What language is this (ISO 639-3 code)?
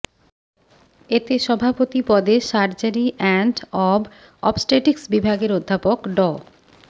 ben